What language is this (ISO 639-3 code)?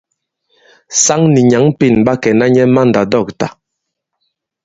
abb